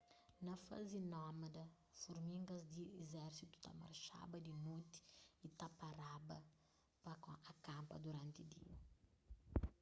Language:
Kabuverdianu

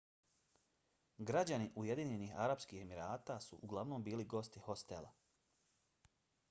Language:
Bosnian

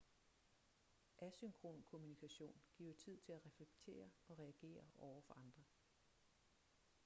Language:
Danish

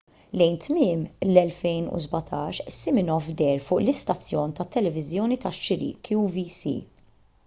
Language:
Maltese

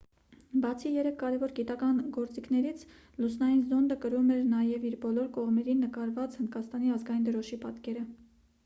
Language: Armenian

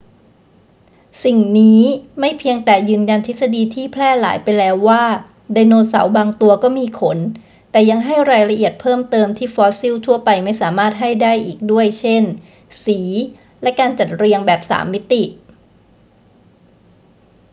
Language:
Thai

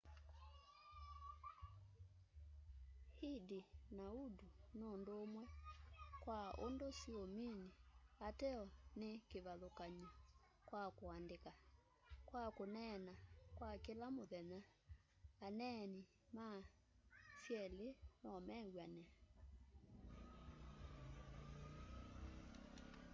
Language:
Kamba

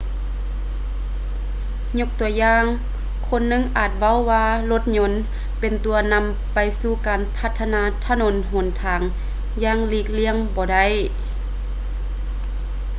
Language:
Lao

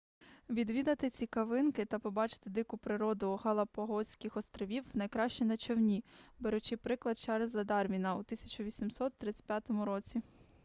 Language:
Ukrainian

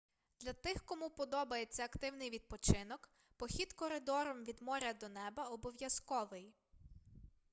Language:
Ukrainian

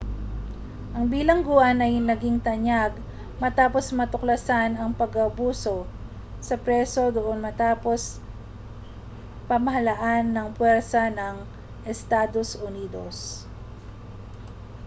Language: Filipino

